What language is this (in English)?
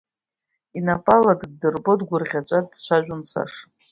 Abkhazian